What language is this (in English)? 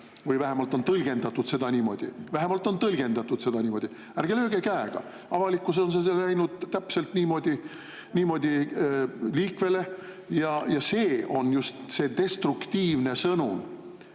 Estonian